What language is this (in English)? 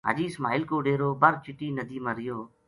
Gujari